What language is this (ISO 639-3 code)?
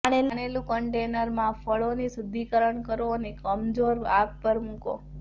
guj